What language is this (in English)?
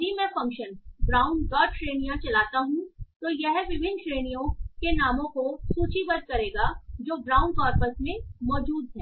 Hindi